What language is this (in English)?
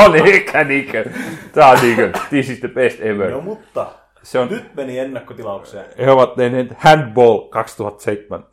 Finnish